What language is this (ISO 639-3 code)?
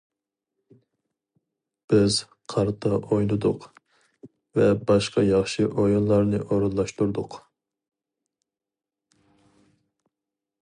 uig